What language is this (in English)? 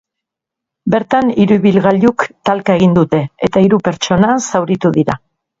Basque